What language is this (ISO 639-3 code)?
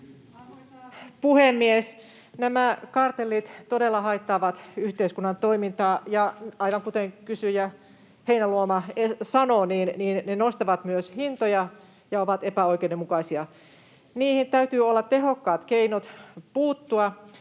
fin